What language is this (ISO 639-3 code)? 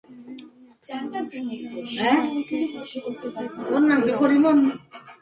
ben